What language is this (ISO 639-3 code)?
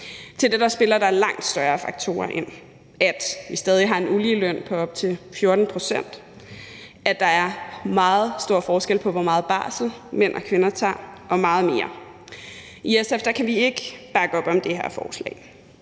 dan